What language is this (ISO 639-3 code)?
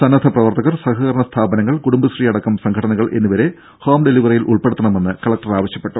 mal